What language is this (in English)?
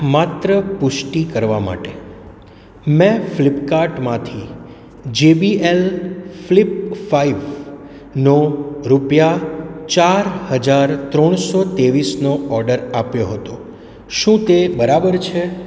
Gujarati